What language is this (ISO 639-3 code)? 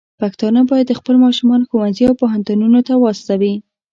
pus